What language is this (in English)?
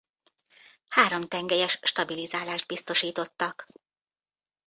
Hungarian